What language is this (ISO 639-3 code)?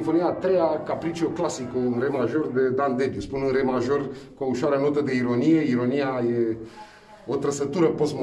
ron